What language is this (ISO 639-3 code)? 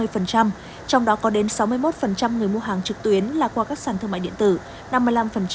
vie